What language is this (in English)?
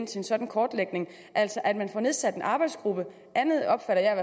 Danish